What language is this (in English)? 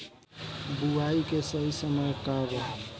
Bhojpuri